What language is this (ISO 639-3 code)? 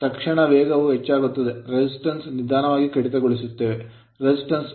kan